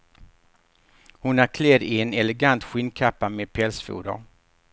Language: Swedish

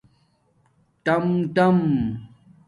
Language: Domaaki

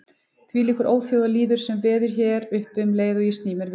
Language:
Icelandic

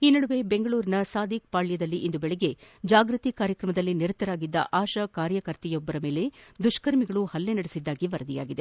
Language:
Kannada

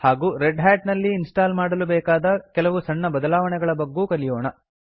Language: Kannada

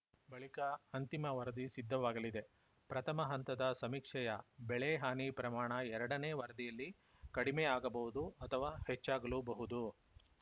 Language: Kannada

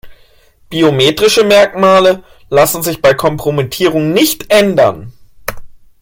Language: German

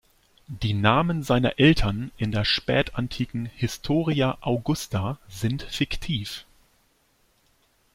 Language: German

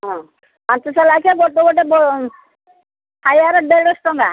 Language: Odia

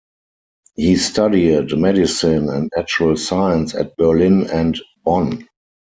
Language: English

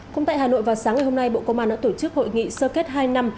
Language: Vietnamese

